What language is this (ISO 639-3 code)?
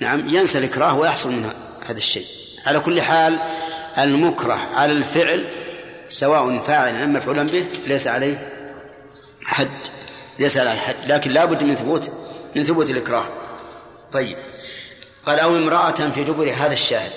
ara